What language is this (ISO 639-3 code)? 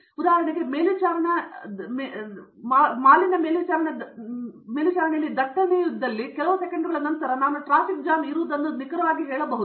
kan